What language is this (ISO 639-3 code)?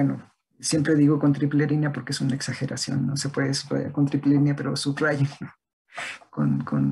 spa